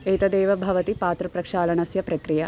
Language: Sanskrit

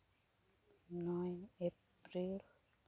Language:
Santali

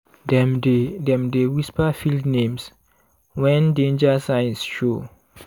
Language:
Nigerian Pidgin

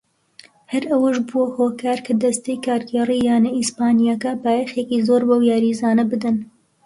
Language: Central Kurdish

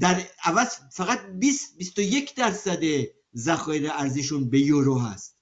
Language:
Persian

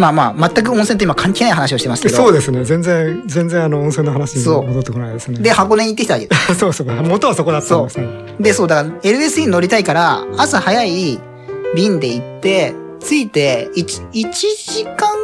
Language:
Japanese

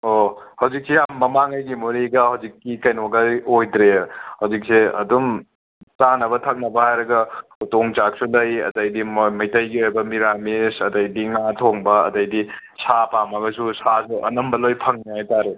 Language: Manipuri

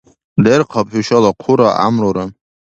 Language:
Dargwa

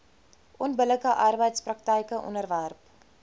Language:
Afrikaans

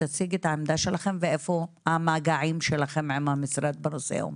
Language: Hebrew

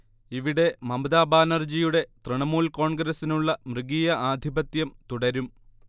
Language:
Malayalam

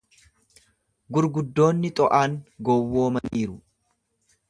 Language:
Oromo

